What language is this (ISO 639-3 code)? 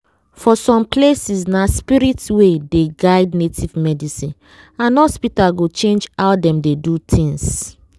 pcm